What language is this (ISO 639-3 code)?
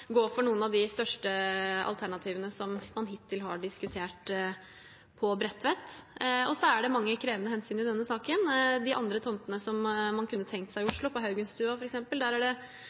nob